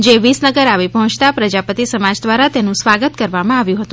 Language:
Gujarati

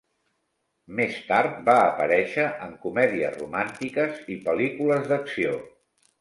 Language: Catalan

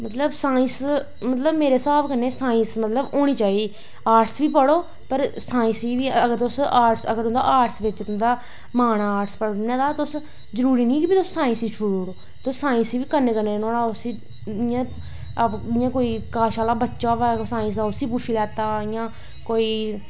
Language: Dogri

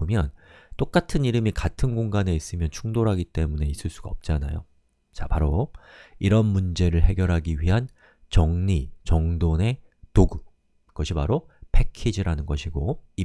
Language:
Korean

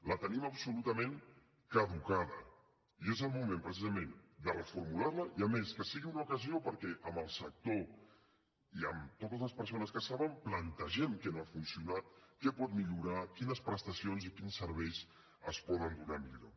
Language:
Catalan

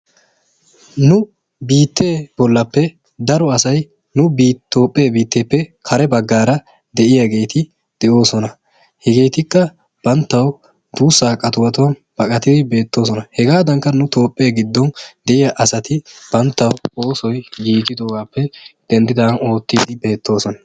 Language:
Wolaytta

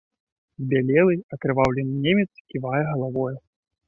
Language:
Belarusian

